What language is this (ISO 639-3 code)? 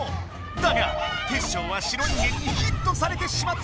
jpn